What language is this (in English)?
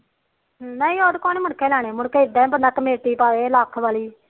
Punjabi